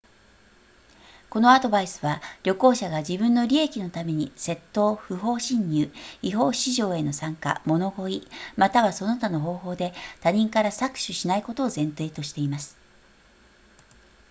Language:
Japanese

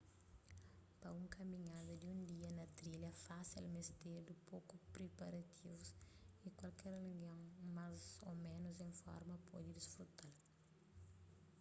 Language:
Kabuverdianu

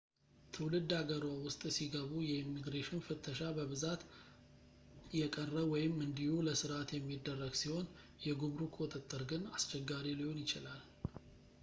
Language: Amharic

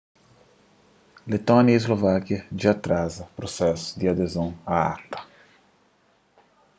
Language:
Kabuverdianu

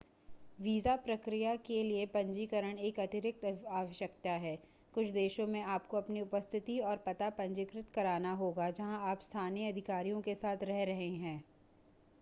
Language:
Hindi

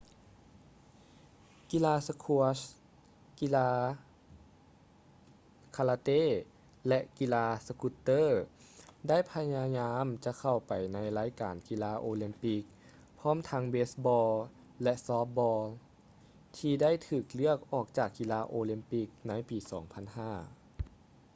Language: Lao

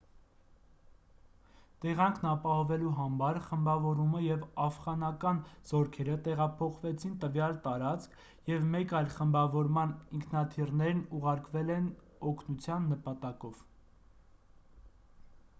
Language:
Armenian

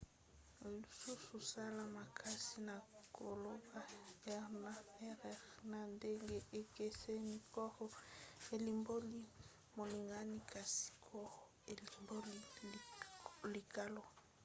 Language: Lingala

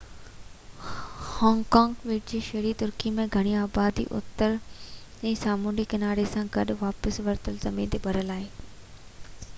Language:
Sindhi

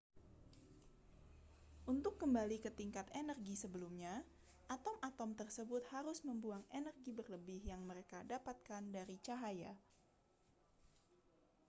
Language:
Indonesian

